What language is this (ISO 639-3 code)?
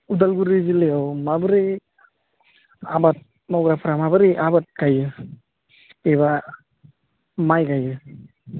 brx